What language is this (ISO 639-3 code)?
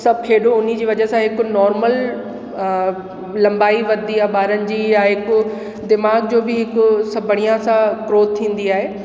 snd